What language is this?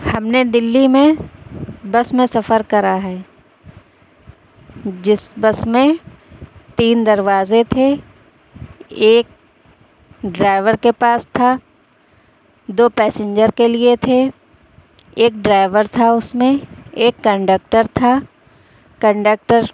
Urdu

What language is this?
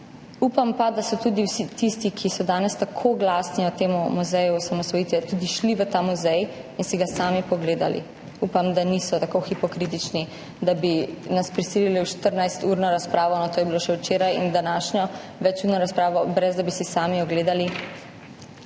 Slovenian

